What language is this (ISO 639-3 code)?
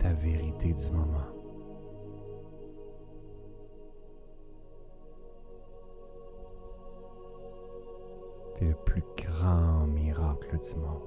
fra